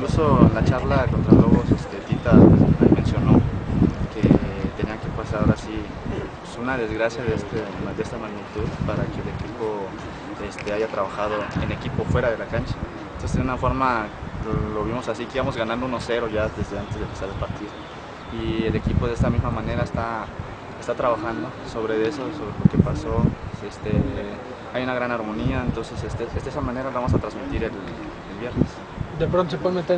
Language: Spanish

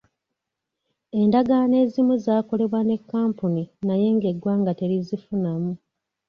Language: Ganda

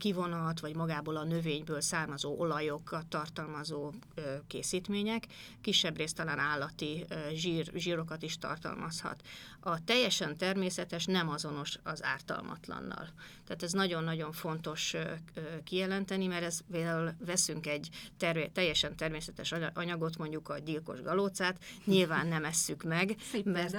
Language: Hungarian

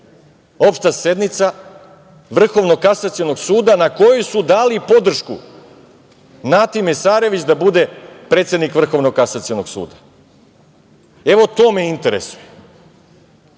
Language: Serbian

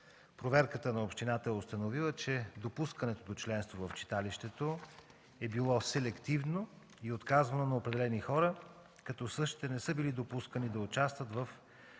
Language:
Bulgarian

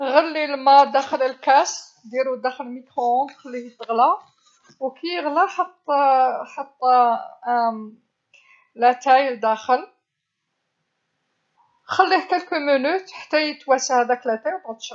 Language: Algerian Arabic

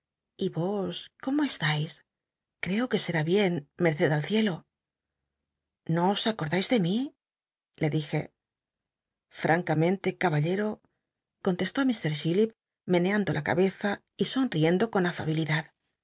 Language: Spanish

